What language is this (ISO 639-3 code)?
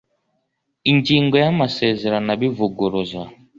kin